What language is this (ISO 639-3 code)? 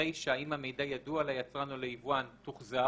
heb